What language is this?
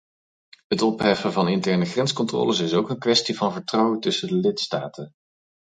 Dutch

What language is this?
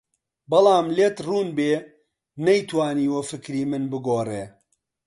Central Kurdish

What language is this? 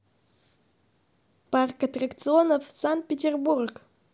Russian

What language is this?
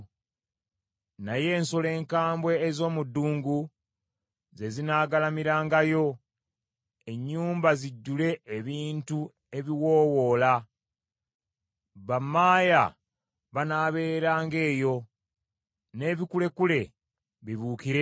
Ganda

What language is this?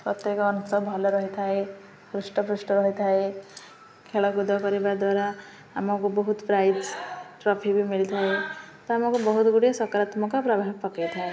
Odia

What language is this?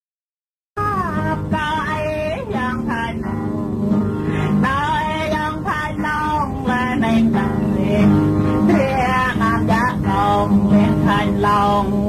Thai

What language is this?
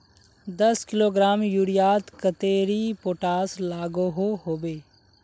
Magahi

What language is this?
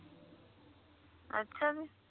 Punjabi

